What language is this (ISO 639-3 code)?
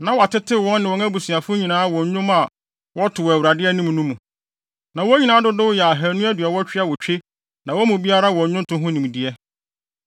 aka